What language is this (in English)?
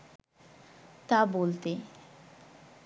Bangla